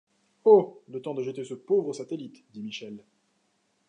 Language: French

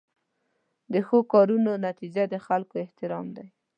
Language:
Pashto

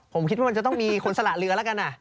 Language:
Thai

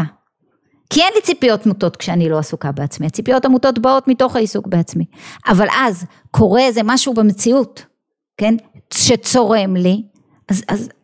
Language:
Hebrew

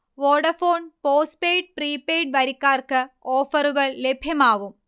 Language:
Malayalam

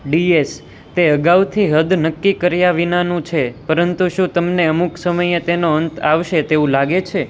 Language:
Gujarati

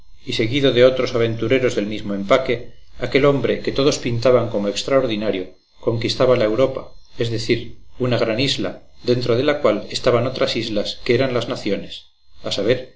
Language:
Spanish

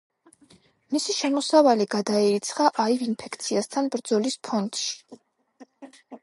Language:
Georgian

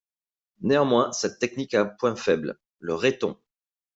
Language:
French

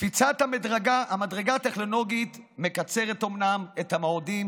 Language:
Hebrew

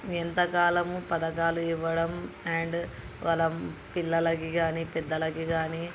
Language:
Telugu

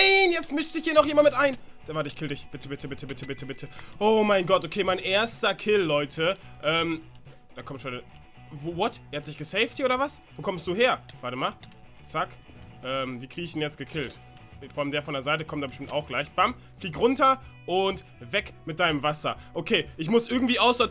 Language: German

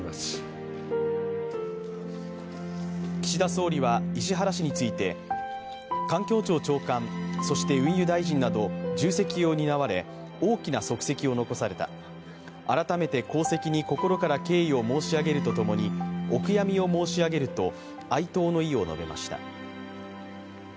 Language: Japanese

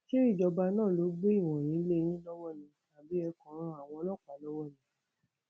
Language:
Yoruba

